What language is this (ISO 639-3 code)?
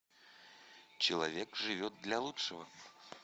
rus